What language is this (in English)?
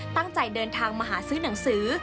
Thai